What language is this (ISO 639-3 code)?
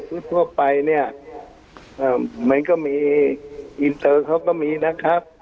tha